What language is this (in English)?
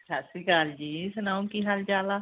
Punjabi